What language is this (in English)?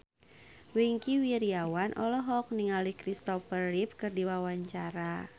Sundanese